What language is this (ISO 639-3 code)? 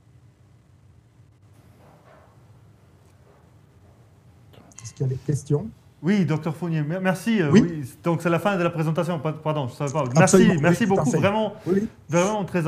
fra